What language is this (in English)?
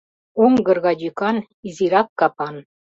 Mari